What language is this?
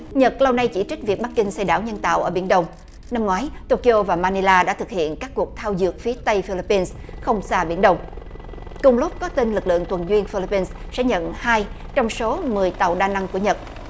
Vietnamese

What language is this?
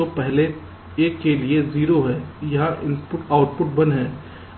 Hindi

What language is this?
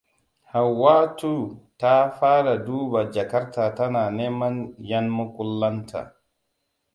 Hausa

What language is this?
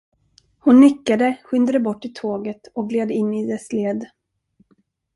Swedish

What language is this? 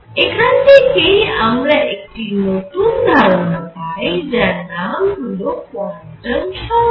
Bangla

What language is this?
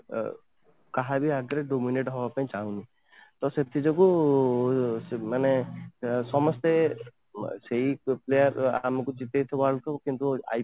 Odia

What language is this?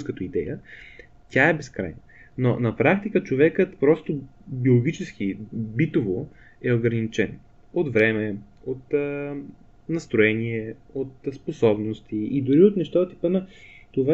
Bulgarian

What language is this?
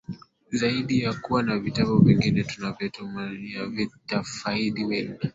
Swahili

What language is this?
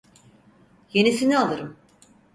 Turkish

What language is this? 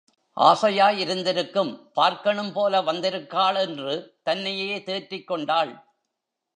Tamil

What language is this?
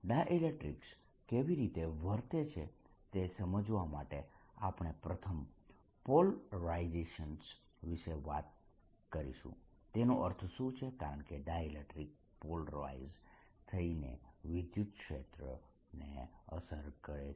Gujarati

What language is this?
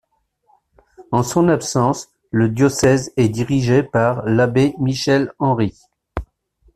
French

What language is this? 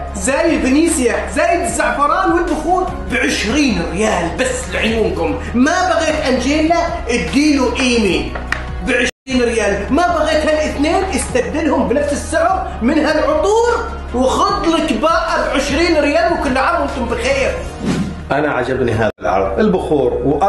Arabic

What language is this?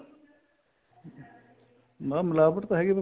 Punjabi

